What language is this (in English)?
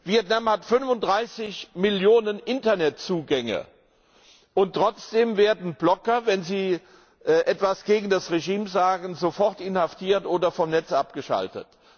German